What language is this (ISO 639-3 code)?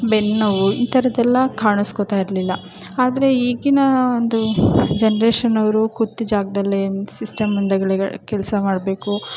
kan